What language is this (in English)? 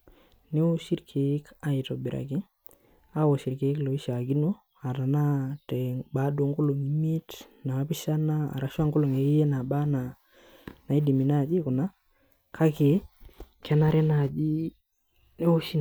Masai